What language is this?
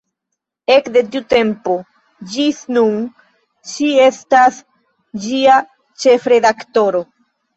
Esperanto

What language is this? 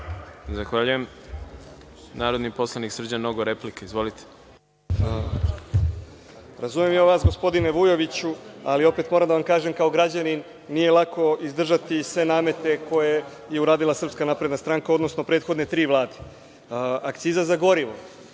Serbian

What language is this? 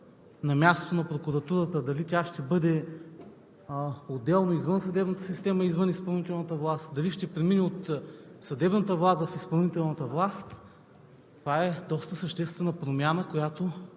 Bulgarian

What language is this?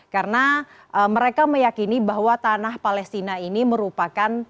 Indonesian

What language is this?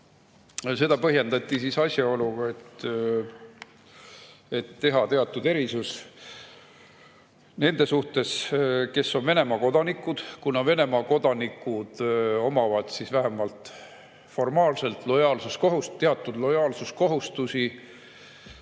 Estonian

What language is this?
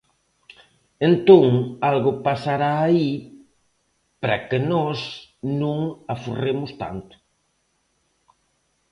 Galician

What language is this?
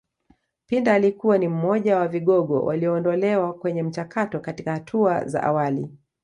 Swahili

